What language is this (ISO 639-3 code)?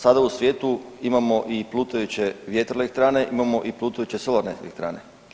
hrv